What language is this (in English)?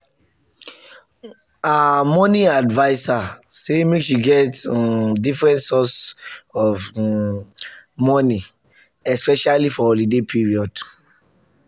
Nigerian Pidgin